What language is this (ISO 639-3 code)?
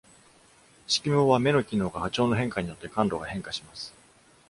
jpn